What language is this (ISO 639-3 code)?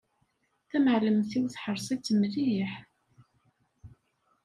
kab